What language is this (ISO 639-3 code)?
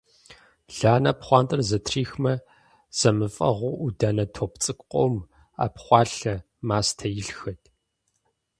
kbd